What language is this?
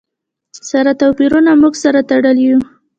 Pashto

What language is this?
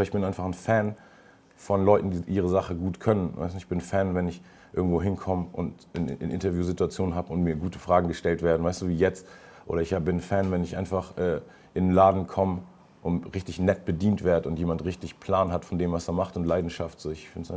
German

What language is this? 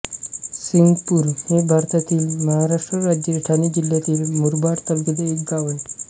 Marathi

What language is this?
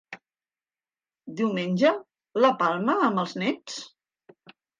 Catalan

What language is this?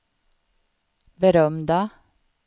Swedish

